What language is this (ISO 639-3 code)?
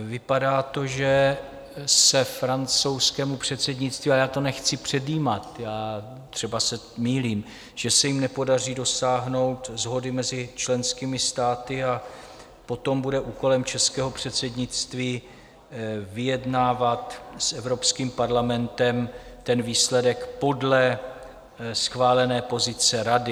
ces